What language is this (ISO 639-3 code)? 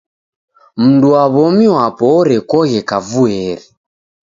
dav